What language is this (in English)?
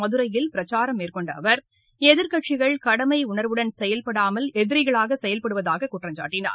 Tamil